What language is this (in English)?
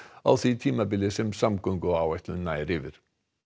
Icelandic